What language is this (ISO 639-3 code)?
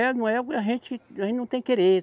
por